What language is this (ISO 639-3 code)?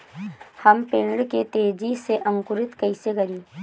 bho